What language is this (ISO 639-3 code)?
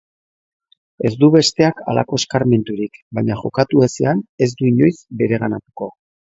eus